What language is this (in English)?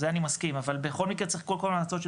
Hebrew